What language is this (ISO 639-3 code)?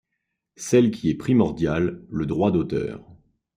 fra